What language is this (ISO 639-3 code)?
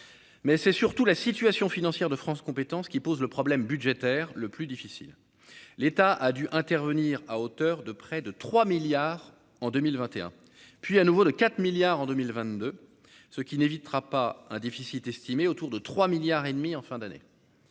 fra